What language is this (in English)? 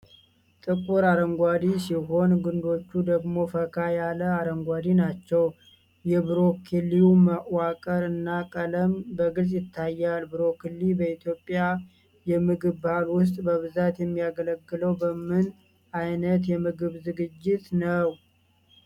Amharic